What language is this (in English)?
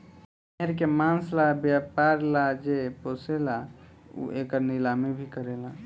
Bhojpuri